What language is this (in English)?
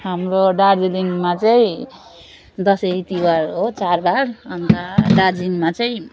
Nepali